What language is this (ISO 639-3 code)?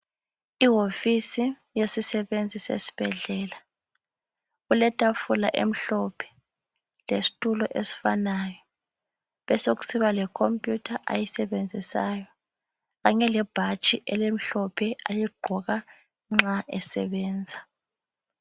nde